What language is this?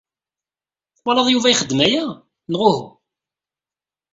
Kabyle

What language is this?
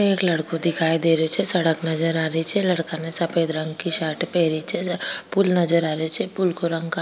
Rajasthani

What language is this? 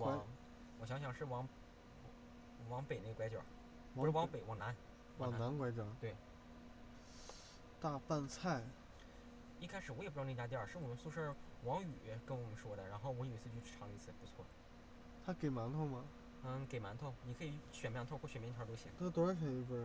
Chinese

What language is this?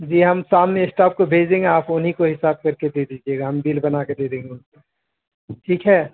Urdu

